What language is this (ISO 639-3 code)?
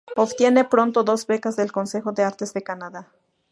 spa